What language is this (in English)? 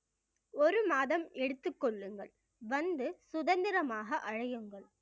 Tamil